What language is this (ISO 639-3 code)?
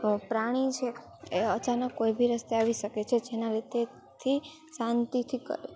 guj